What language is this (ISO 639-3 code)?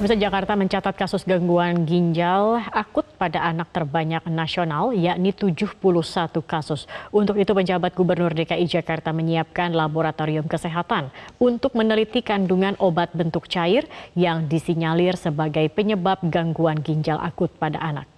ind